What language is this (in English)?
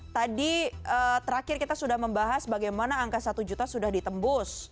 Indonesian